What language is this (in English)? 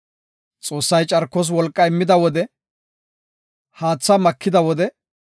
Gofa